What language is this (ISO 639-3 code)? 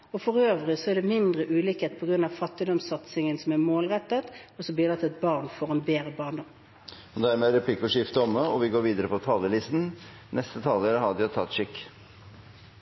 nor